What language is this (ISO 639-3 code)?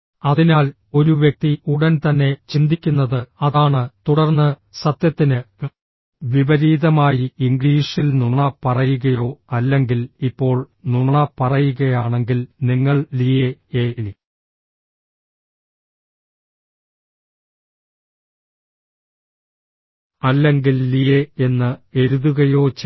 mal